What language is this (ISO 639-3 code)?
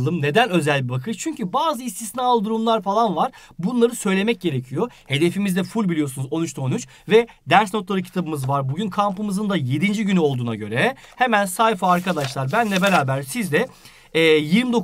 tur